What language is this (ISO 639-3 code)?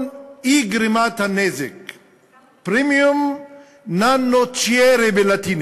heb